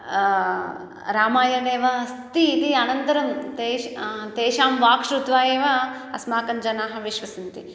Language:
Sanskrit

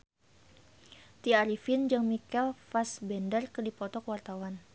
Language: Sundanese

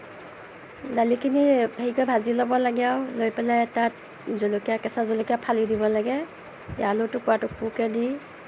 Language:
Assamese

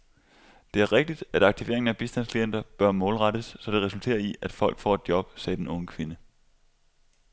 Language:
Danish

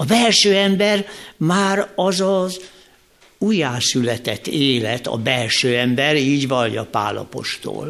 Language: Hungarian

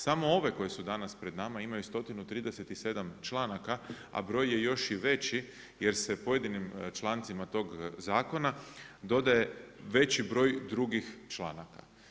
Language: Croatian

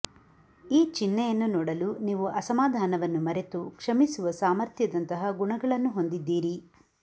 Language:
Kannada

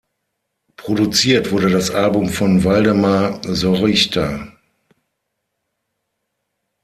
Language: German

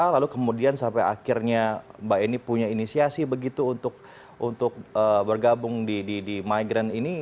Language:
Indonesian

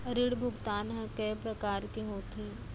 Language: Chhattisgarhi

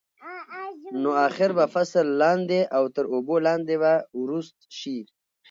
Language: Pashto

